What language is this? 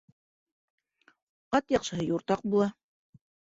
Bashkir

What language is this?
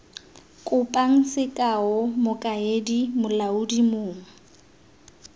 Tswana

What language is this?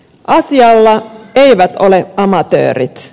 Finnish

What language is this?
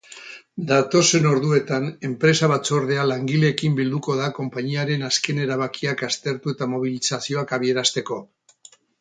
Basque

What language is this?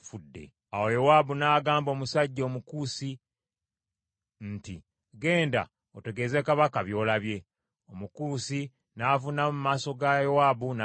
Ganda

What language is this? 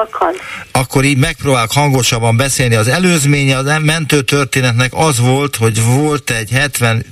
Hungarian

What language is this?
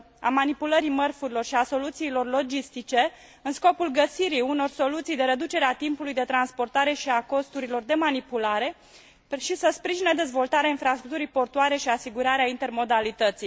Romanian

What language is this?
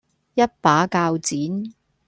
Cantonese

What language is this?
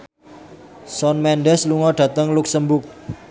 Javanese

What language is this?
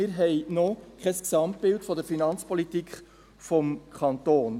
Swiss German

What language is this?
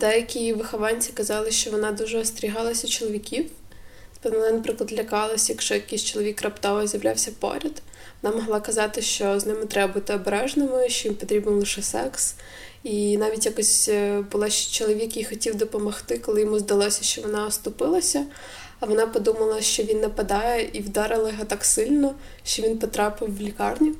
Ukrainian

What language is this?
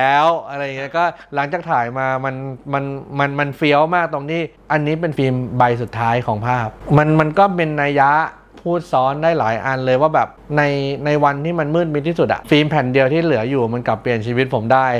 Thai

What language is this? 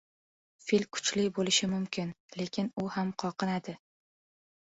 Uzbek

